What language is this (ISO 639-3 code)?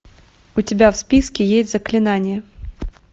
rus